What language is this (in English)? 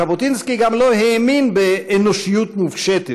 Hebrew